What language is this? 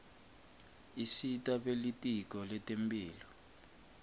Swati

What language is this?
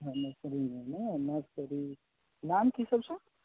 Maithili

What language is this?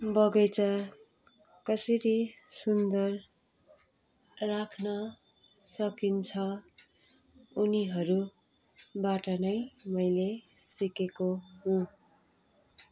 Nepali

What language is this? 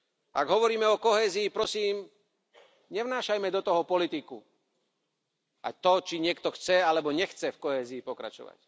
Slovak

